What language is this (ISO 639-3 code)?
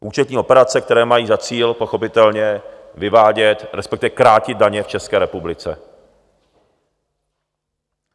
ces